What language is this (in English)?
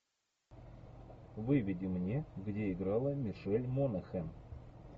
Russian